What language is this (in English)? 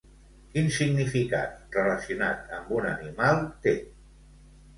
Catalan